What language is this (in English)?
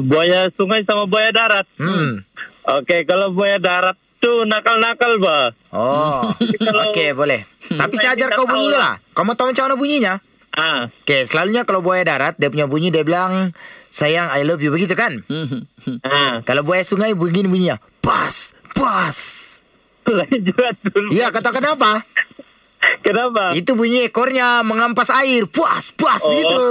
Malay